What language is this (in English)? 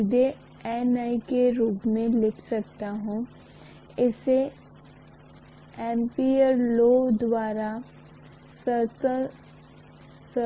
Hindi